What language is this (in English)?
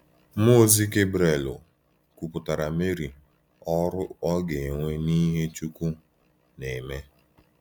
Igbo